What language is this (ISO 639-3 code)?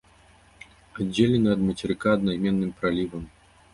bel